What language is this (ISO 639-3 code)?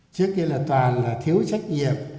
vie